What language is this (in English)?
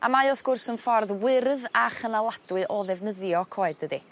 Welsh